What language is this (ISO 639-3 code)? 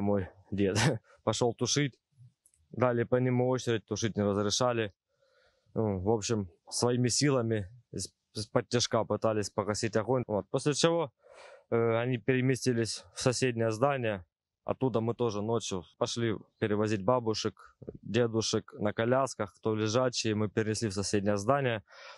rus